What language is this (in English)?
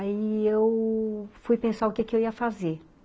Portuguese